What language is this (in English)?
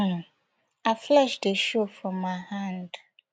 Nigerian Pidgin